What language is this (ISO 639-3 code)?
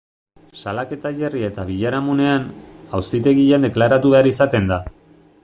eus